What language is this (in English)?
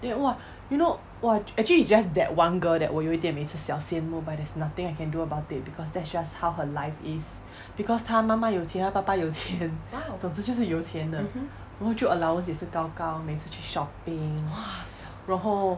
English